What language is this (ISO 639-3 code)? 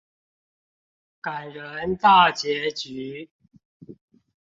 zho